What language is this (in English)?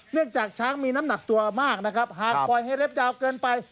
Thai